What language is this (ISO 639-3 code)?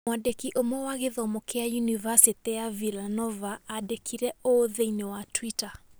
kik